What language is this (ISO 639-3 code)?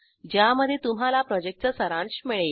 mar